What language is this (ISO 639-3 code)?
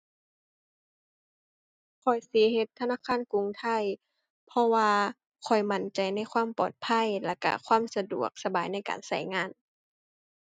tha